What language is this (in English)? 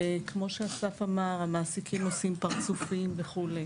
Hebrew